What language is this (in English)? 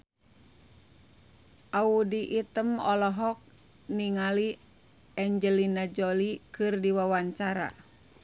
Sundanese